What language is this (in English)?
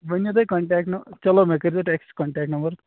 Kashmiri